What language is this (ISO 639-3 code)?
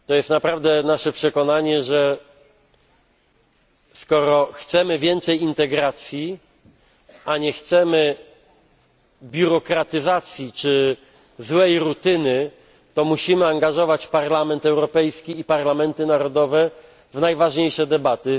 pol